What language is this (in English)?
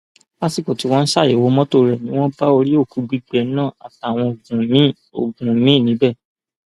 Yoruba